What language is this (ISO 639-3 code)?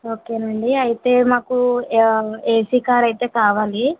tel